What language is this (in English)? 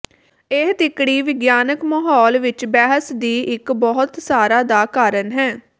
Punjabi